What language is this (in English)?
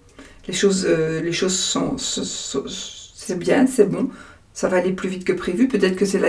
French